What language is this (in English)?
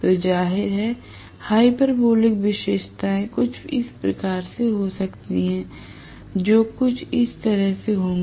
Hindi